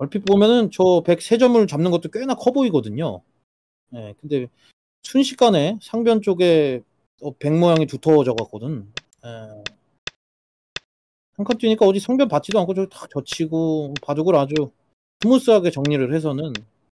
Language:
Korean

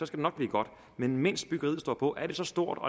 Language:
Danish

